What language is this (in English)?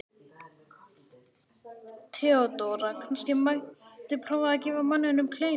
Icelandic